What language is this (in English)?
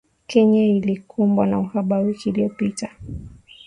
Swahili